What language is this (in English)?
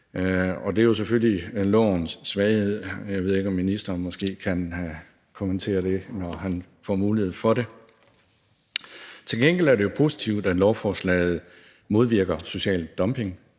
Danish